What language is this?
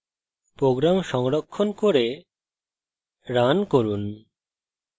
Bangla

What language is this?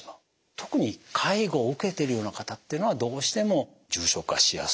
Japanese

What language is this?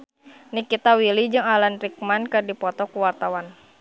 Sundanese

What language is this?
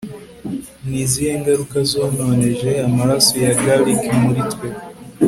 Kinyarwanda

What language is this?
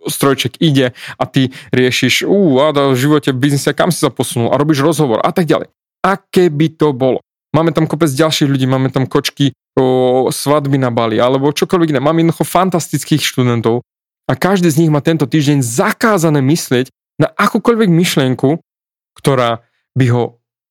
Slovak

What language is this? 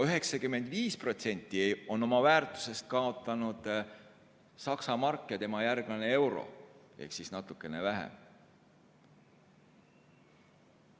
Estonian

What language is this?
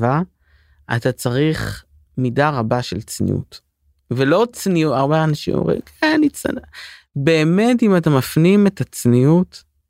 Hebrew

